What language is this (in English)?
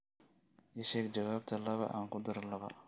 Somali